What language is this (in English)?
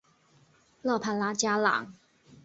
Chinese